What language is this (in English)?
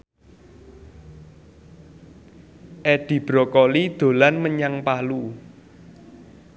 Javanese